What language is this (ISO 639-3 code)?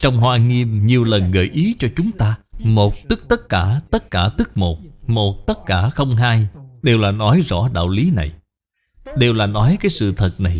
vie